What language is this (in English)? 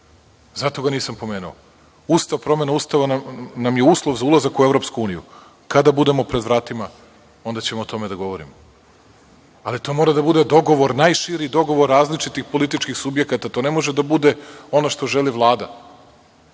Serbian